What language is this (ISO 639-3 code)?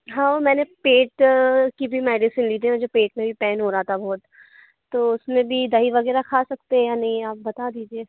hin